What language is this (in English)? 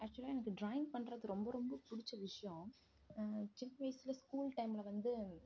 Tamil